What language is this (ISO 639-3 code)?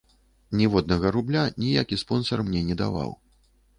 bel